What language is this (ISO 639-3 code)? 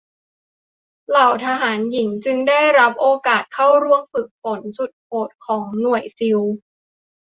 tha